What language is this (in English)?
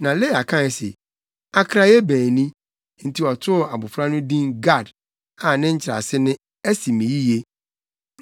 Akan